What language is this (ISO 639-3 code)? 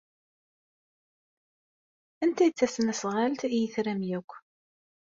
kab